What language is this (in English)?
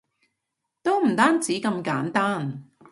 Cantonese